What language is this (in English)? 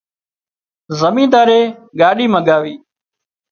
Wadiyara Koli